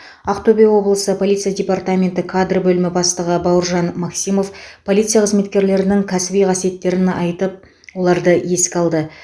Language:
Kazakh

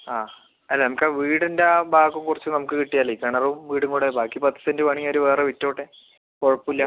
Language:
Malayalam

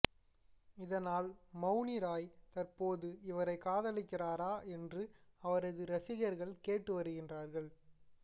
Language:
Tamil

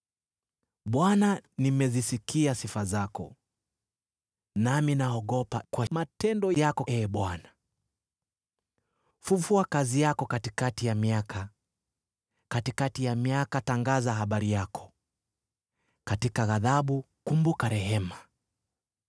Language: Swahili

